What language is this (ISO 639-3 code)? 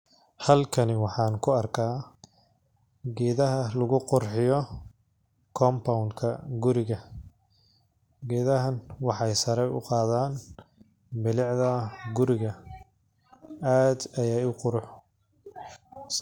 som